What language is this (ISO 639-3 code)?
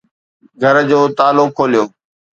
snd